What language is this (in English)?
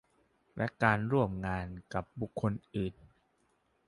Thai